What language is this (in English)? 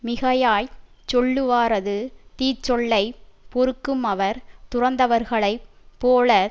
Tamil